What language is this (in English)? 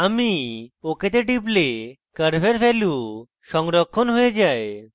Bangla